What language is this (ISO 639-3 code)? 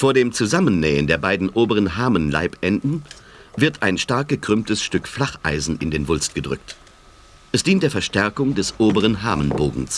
deu